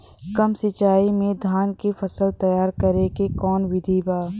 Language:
Bhojpuri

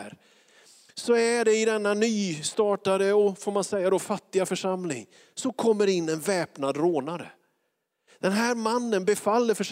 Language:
Swedish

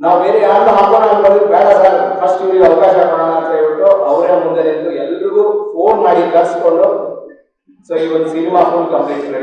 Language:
Indonesian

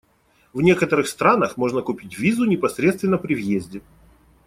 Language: Russian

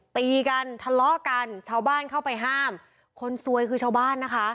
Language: Thai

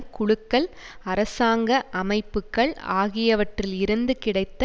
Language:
Tamil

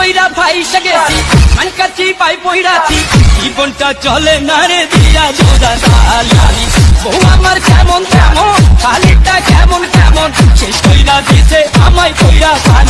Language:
Bangla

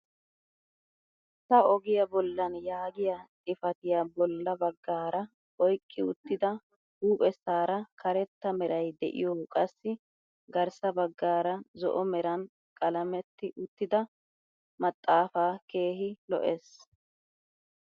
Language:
Wolaytta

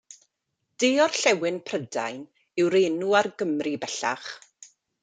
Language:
Welsh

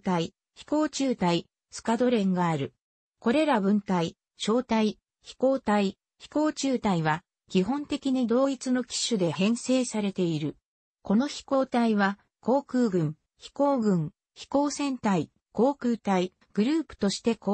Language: Japanese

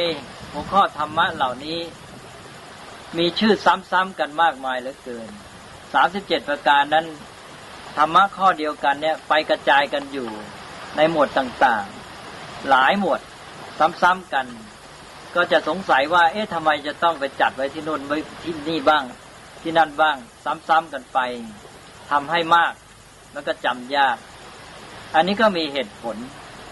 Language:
Thai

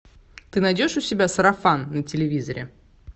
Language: Russian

